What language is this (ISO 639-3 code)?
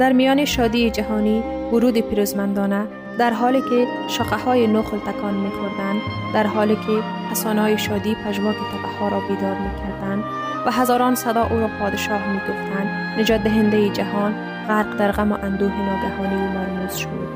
fas